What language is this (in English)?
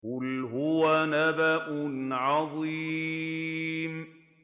Arabic